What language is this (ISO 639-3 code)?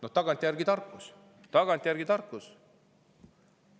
est